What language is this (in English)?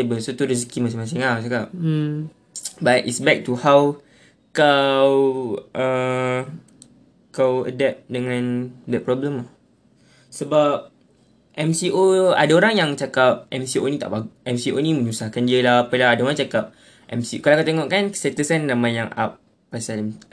Malay